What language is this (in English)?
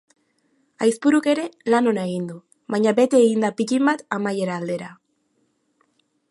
Basque